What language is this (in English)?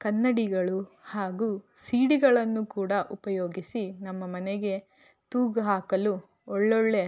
Kannada